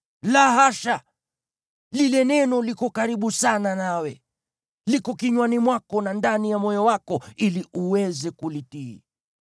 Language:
Swahili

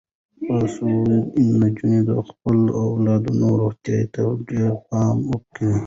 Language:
Pashto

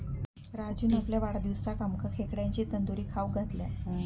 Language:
Marathi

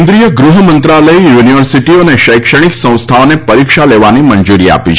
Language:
Gujarati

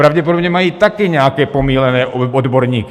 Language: Czech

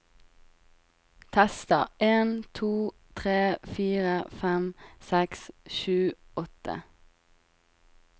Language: Norwegian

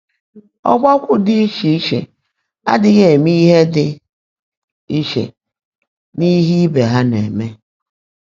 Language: Igbo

